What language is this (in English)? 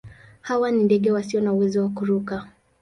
Swahili